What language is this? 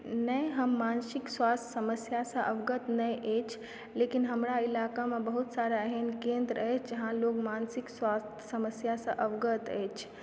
Maithili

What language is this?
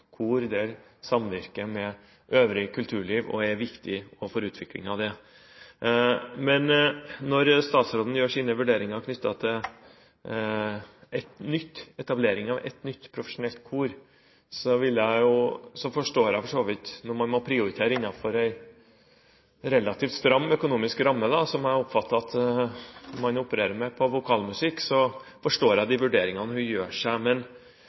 Norwegian Bokmål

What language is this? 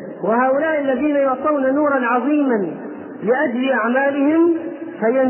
Arabic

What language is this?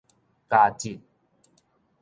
Min Nan Chinese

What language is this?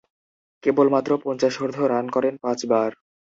Bangla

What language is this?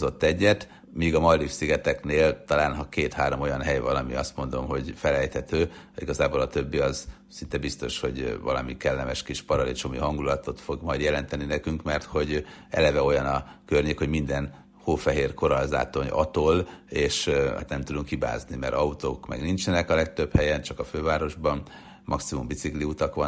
Hungarian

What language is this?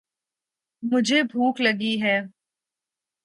Urdu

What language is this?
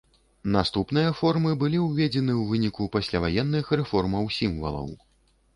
Belarusian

